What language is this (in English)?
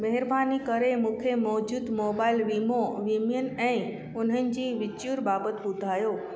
Sindhi